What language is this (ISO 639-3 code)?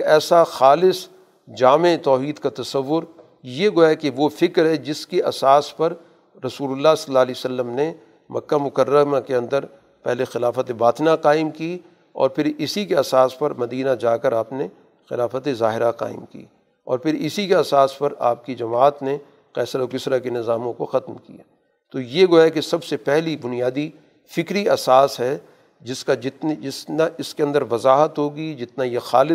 urd